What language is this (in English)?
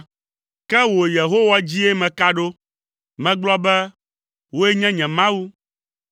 Ewe